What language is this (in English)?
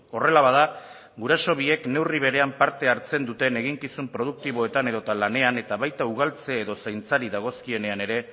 Basque